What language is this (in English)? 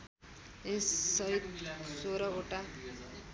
Nepali